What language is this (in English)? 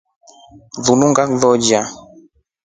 Rombo